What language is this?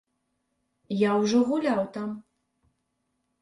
Belarusian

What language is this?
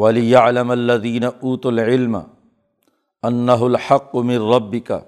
Urdu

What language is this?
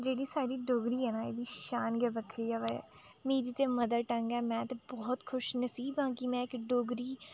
Dogri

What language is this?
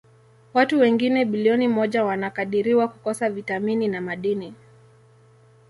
Swahili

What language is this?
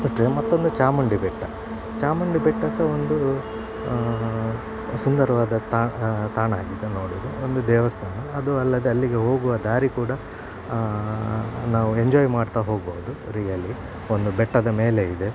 Kannada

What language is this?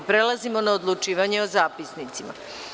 Serbian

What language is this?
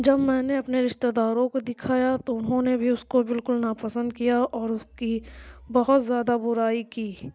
Urdu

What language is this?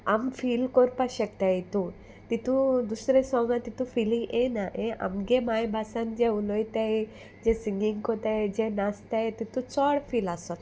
Konkani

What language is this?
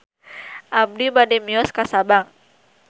Sundanese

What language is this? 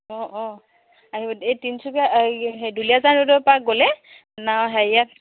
Assamese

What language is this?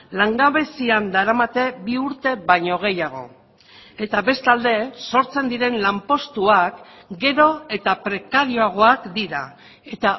Basque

